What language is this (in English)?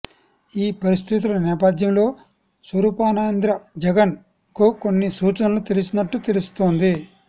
Telugu